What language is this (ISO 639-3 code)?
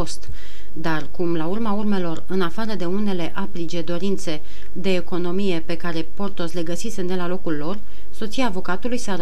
ron